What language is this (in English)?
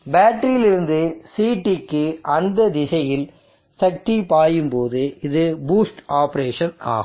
Tamil